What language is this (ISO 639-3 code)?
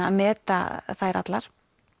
isl